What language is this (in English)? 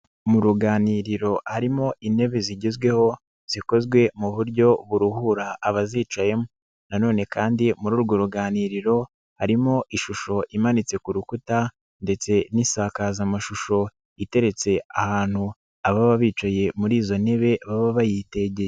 Kinyarwanda